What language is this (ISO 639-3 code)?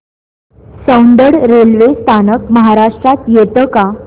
mar